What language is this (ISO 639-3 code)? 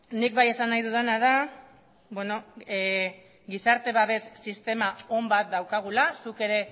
eus